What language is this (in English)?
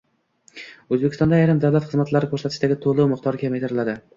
Uzbek